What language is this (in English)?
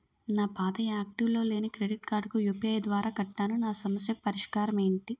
Telugu